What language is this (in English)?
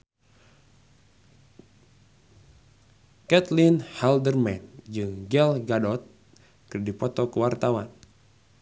Sundanese